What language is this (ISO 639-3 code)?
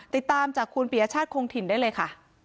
tha